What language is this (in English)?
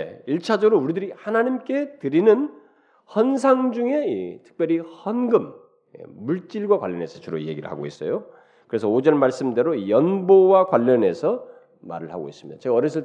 Korean